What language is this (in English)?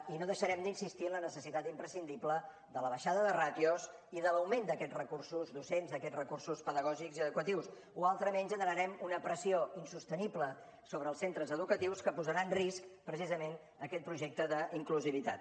Catalan